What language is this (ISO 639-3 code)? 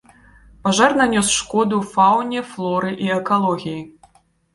bel